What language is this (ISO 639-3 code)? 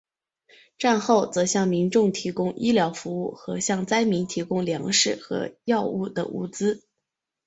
zho